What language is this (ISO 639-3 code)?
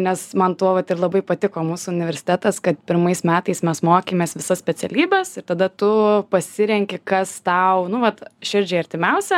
lit